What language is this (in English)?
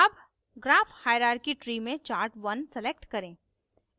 Hindi